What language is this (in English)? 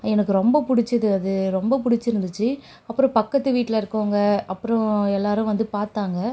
Tamil